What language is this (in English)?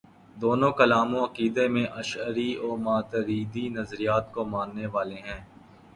Urdu